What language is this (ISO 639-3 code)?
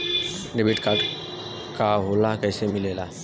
bho